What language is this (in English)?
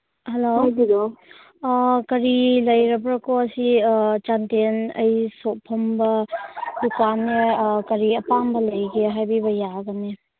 Manipuri